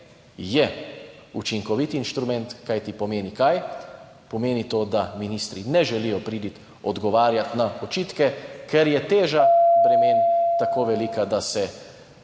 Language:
Slovenian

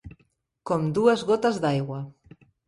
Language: Catalan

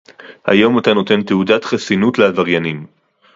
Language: Hebrew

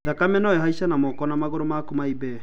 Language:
Kikuyu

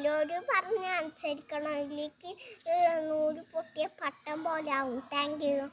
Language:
Italian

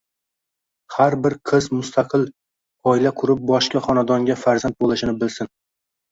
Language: Uzbek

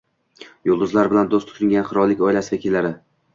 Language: Uzbek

